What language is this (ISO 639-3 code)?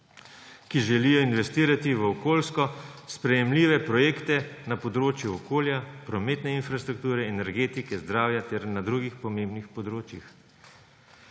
slv